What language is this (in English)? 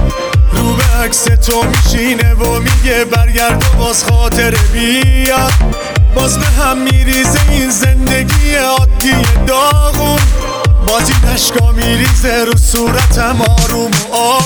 Persian